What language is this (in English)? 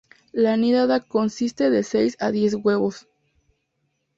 Spanish